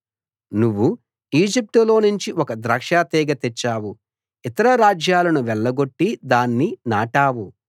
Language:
Telugu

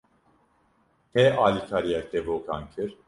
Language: Kurdish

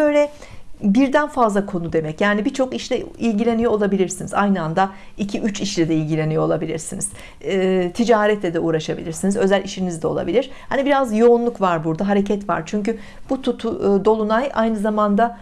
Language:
Turkish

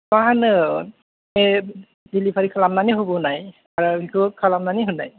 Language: Bodo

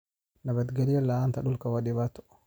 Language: Somali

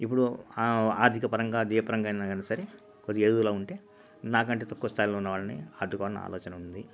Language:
Telugu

